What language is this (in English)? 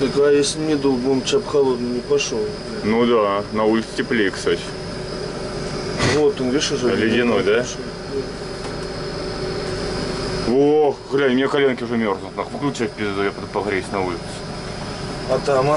Russian